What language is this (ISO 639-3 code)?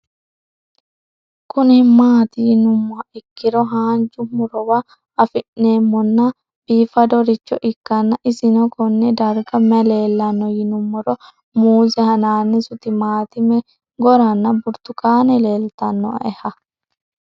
sid